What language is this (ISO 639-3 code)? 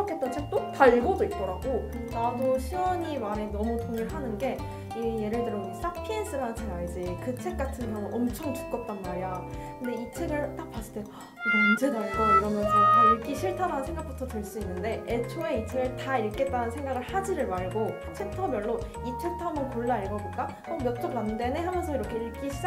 kor